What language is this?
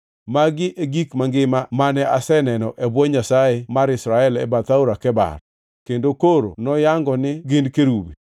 Luo (Kenya and Tanzania)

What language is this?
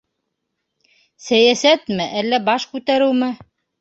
Bashkir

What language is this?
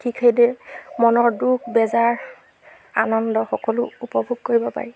Assamese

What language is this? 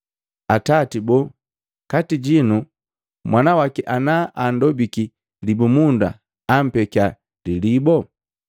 Matengo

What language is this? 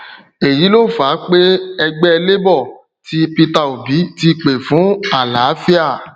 Yoruba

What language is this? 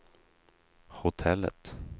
Swedish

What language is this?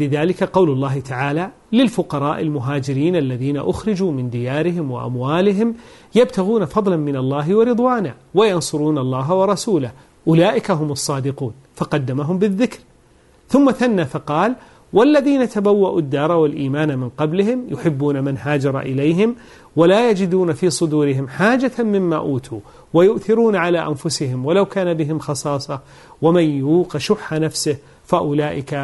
Arabic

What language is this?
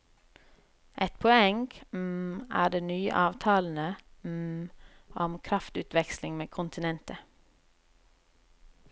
Norwegian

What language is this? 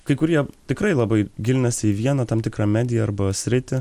Lithuanian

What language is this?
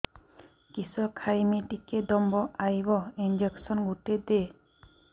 Odia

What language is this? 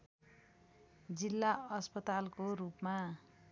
Nepali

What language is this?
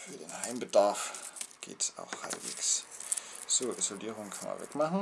German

